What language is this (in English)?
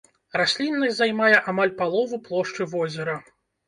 Belarusian